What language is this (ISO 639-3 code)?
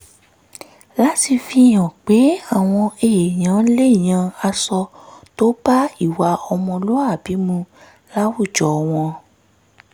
yor